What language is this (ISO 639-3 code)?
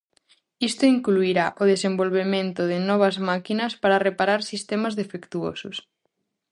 glg